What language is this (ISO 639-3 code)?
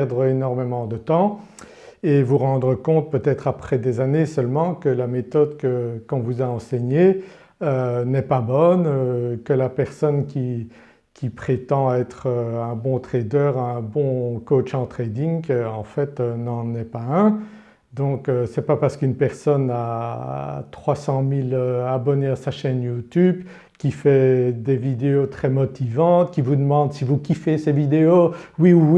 fra